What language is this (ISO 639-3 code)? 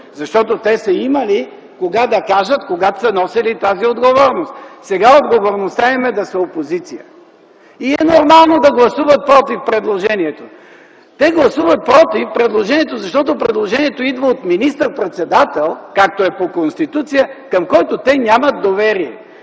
bul